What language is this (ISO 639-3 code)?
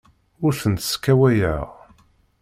kab